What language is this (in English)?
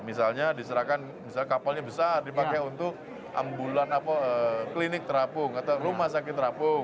Indonesian